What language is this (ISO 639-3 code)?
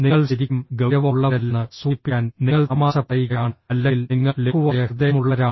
mal